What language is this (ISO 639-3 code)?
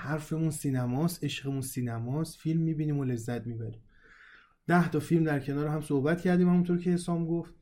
fas